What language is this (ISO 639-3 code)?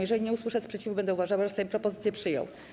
pol